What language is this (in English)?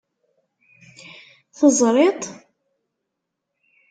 Kabyle